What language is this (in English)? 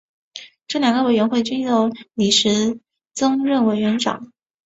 Chinese